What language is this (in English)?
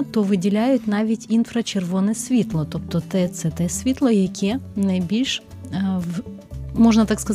Ukrainian